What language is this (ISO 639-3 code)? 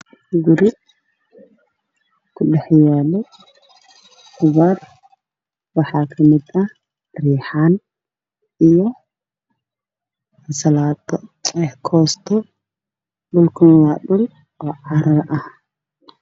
som